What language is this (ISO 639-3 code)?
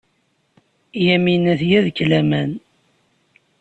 kab